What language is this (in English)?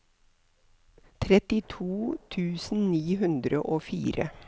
Norwegian